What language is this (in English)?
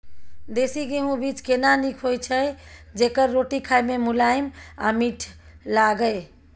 Maithili